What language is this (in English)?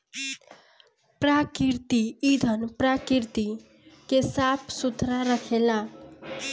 Bhojpuri